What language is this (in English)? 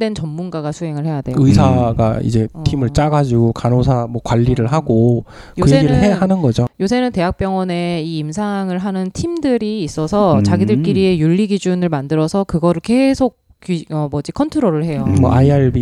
Korean